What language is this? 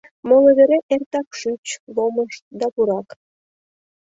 Mari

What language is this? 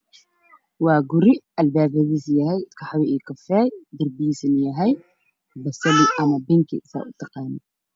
Somali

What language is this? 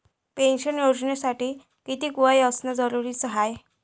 Marathi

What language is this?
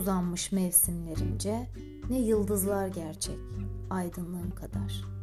Turkish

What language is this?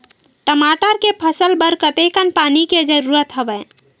Chhattisgarhi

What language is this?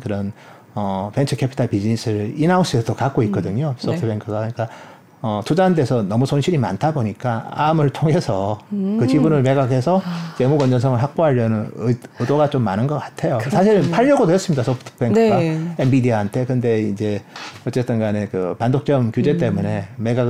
Korean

